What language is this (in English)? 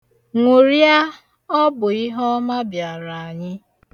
Igbo